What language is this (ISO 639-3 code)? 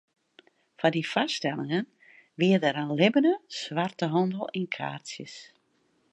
fry